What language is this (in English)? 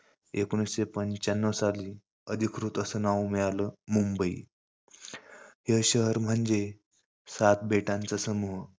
Marathi